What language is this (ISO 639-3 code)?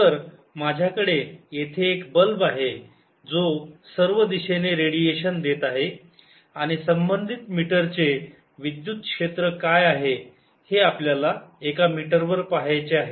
mar